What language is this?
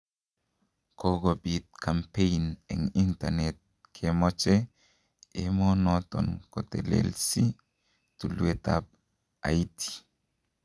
Kalenjin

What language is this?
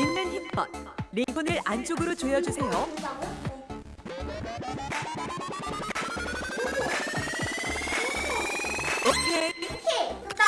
Korean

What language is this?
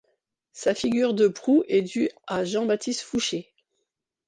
French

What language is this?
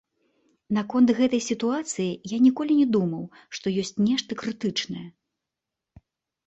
Belarusian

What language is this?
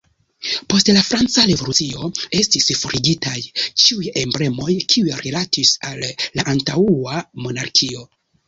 Esperanto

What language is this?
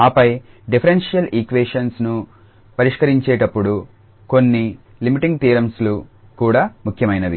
Telugu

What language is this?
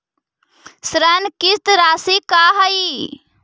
Magahi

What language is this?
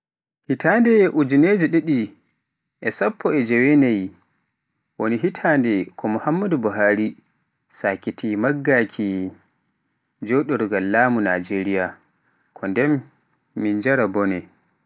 Pular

